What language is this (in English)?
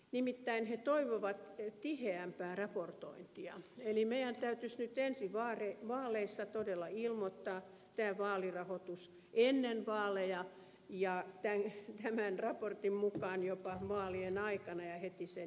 Finnish